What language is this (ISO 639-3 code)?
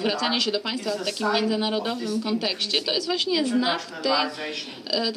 pol